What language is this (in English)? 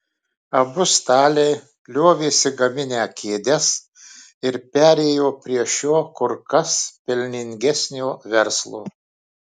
Lithuanian